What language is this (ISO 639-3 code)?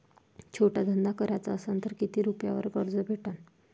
mar